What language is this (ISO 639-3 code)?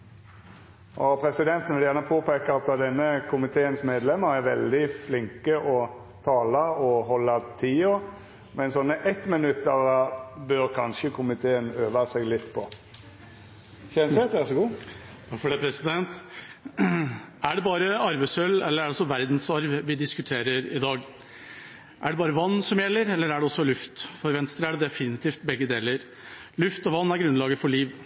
nor